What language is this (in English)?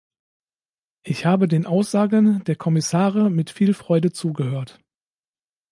German